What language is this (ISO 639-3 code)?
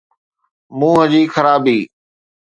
snd